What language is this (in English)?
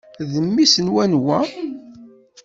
Kabyle